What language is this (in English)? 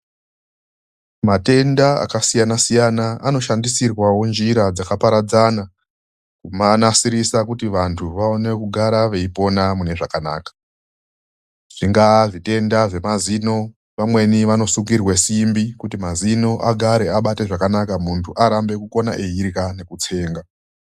Ndau